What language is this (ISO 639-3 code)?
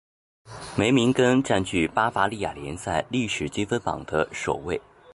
zho